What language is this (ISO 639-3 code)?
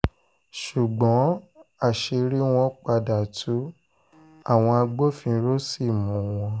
yor